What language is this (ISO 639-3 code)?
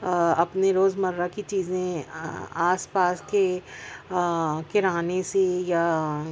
urd